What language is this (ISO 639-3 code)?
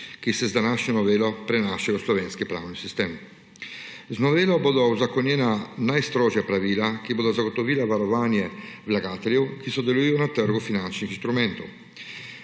slv